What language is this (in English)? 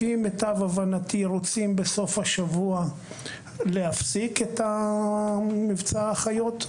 Hebrew